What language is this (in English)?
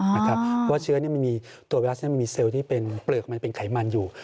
Thai